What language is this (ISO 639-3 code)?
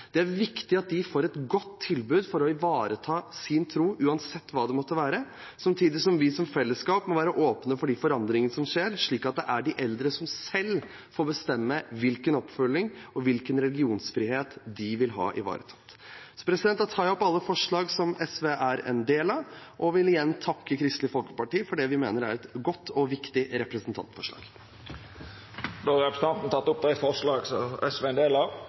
nor